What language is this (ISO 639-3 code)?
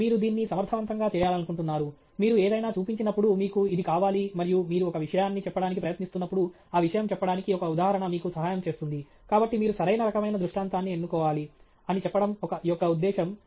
tel